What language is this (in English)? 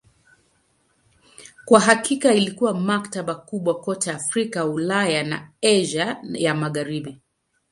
Swahili